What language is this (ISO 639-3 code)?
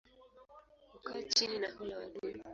swa